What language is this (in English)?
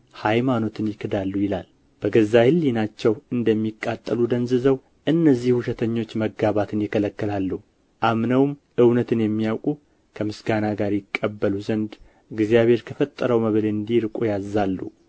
Amharic